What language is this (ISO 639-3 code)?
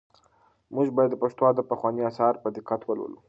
pus